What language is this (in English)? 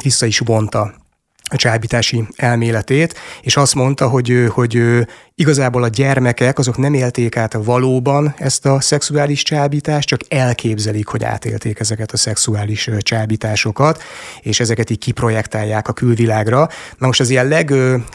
Hungarian